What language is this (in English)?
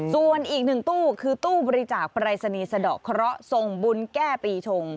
Thai